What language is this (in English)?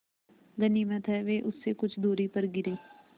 Hindi